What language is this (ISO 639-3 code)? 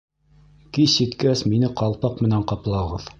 bak